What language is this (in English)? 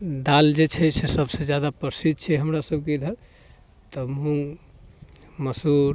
Maithili